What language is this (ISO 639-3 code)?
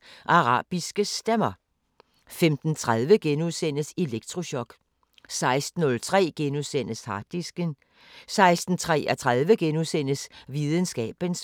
dan